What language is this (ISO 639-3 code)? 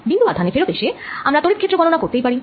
ben